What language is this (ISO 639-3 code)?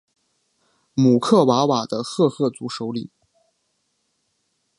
zho